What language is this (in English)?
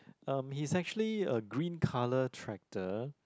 English